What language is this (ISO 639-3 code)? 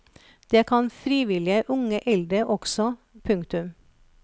nor